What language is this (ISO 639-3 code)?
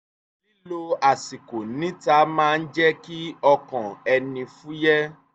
yor